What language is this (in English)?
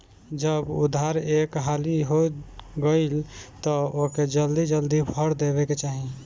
Bhojpuri